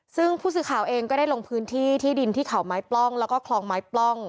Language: Thai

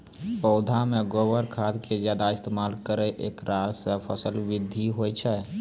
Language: Maithili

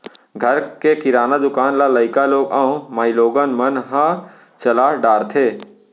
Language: Chhattisgarhi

